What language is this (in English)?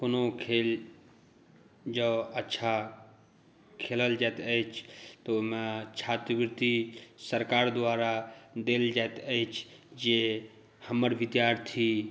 Maithili